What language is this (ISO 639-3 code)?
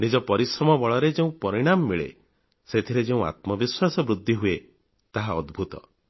ori